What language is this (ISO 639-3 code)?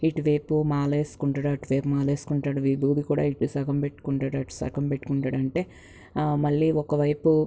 tel